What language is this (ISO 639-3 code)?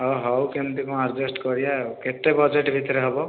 ori